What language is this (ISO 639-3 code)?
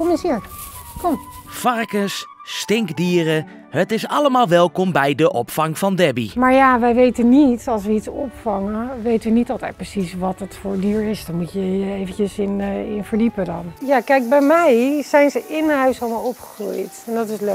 nld